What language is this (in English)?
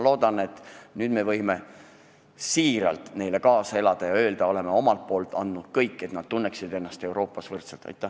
Estonian